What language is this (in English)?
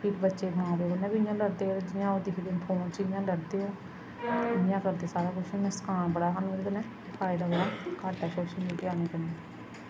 Dogri